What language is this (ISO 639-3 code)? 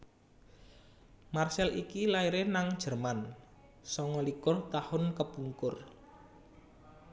jav